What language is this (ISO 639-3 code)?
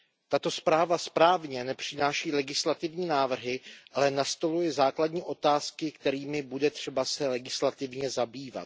ces